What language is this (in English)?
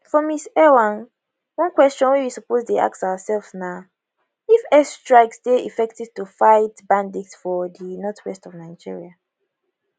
Nigerian Pidgin